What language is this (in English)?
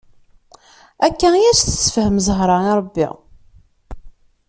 Kabyle